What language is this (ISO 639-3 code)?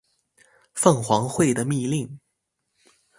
zho